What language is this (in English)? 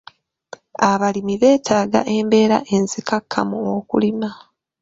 Ganda